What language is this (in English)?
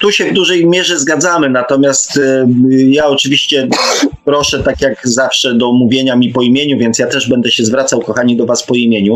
Polish